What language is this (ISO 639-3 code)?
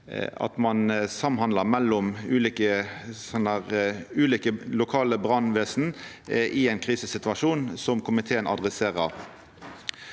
nor